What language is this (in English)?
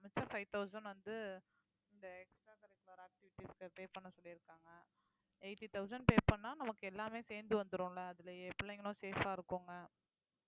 Tamil